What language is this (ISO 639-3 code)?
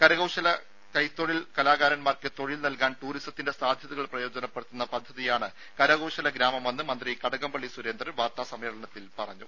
mal